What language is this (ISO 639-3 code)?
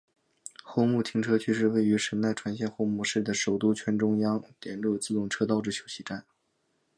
zho